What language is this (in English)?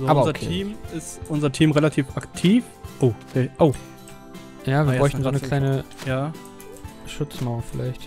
German